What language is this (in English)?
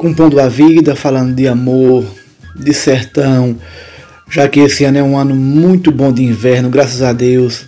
Portuguese